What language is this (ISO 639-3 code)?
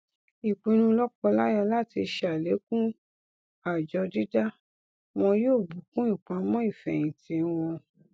yor